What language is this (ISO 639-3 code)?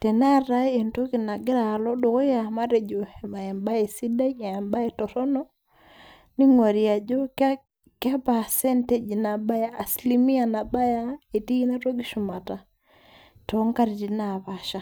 mas